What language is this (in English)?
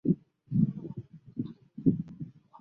Chinese